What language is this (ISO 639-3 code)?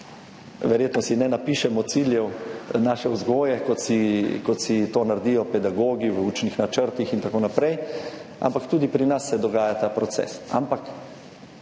slv